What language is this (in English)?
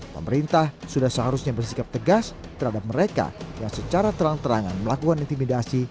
Indonesian